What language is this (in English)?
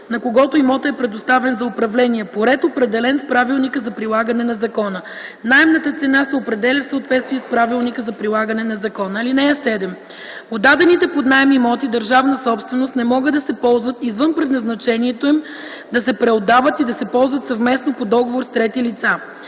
Bulgarian